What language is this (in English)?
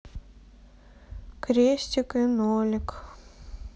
Russian